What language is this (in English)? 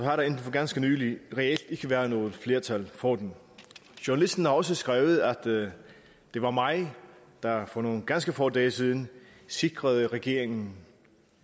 Danish